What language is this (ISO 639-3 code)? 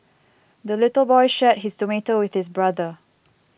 eng